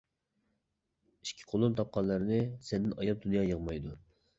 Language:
Uyghur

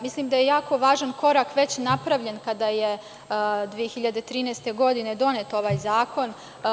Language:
Serbian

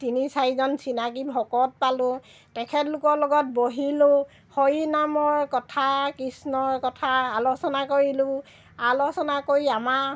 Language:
Assamese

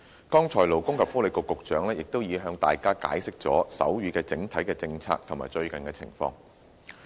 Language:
Cantonese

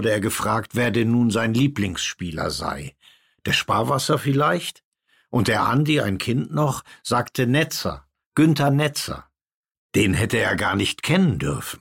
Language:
German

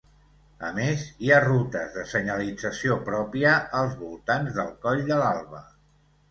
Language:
Catalan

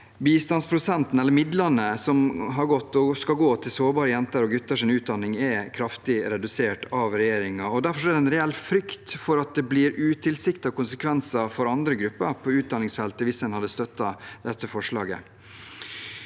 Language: Norwegian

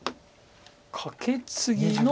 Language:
Japanese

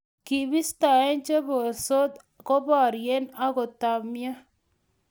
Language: Kalenjin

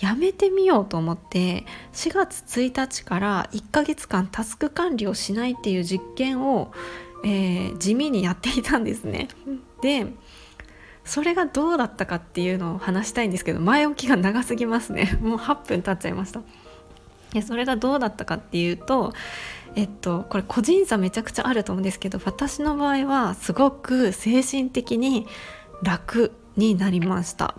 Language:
Japanese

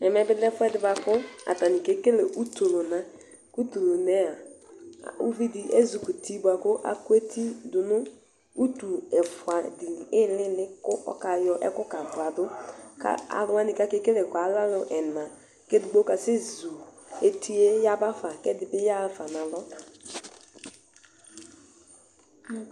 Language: Ikposo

